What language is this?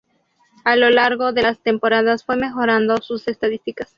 Spanish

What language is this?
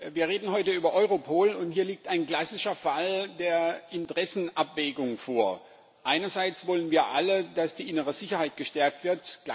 German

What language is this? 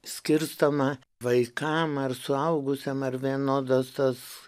Lithuanian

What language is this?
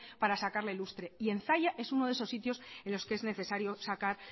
Spanish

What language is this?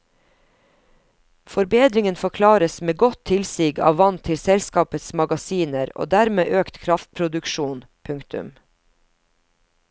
Norwegian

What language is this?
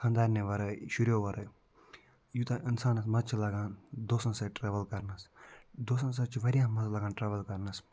Kashmiri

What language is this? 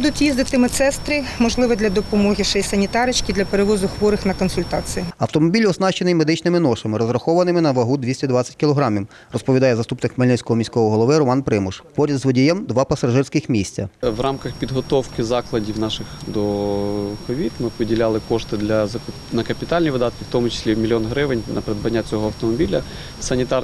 Ukrainian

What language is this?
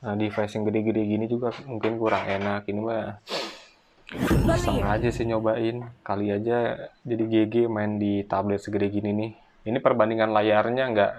Indonesian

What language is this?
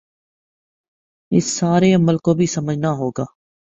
Urdu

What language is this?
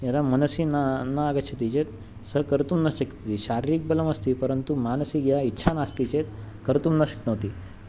Sanskrit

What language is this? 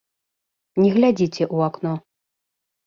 Belarusian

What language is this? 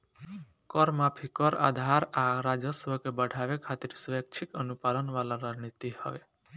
Bhojpuri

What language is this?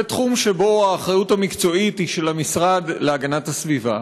Hebrew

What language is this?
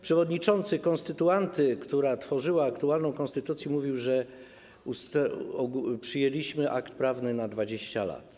Polish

